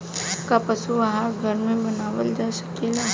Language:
Bhojpuri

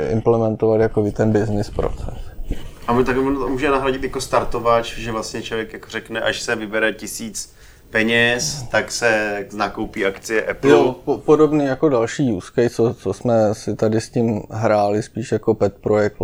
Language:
Czech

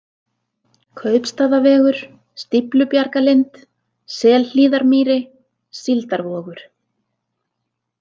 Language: Icelandic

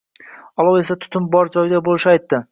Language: Uzbek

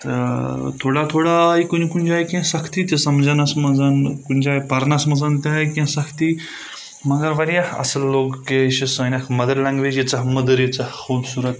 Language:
Kashmiri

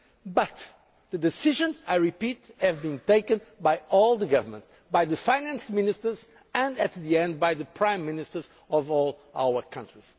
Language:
English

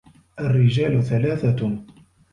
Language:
Arabic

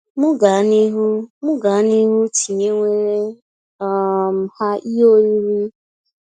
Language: Igbo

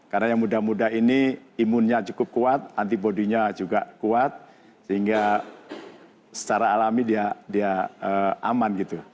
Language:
Indonesian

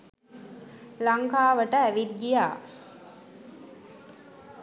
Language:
Sinhala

